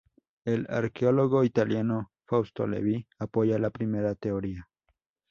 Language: Spanish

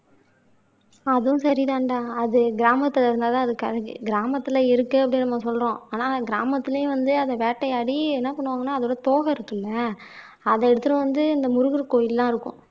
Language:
Tamil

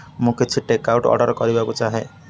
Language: Odia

